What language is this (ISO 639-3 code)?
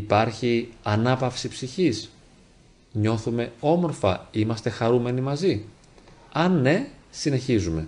ell